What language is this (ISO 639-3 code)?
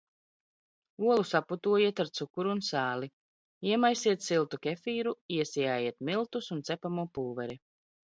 lav